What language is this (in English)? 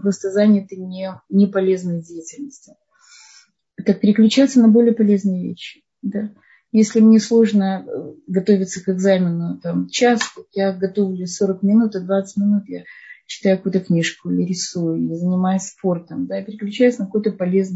Russian